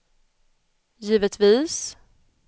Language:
Swedish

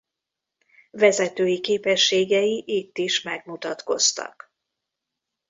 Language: Hungarian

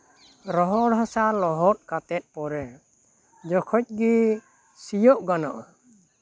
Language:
Santali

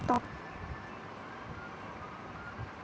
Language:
Telugu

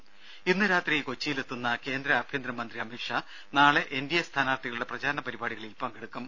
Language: Malayalam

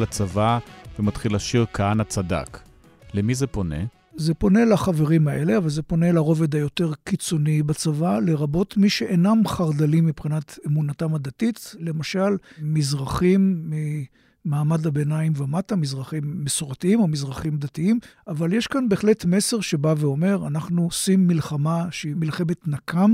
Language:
Hebrew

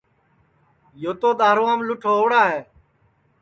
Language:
Sansi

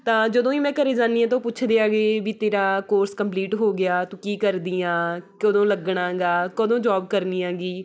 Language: Punjabi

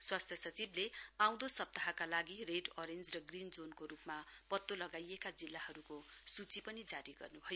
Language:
Nepali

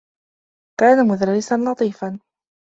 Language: Arabic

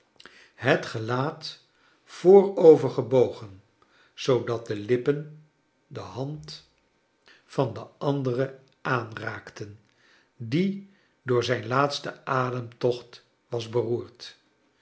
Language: Dutch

